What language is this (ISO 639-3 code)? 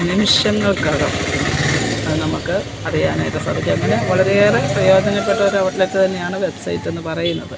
mal